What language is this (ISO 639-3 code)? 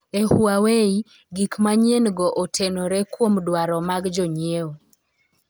luo